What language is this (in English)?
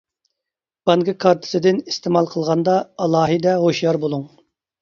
Uyghur